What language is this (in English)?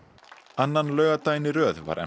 Icelandic